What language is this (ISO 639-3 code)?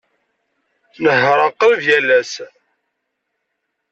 kab